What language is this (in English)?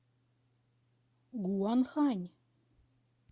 Russian